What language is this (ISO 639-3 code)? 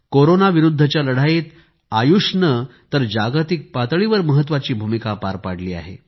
mar